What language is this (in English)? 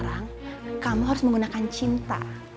Indonesian